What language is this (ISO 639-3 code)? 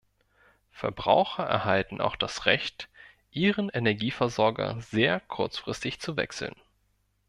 deu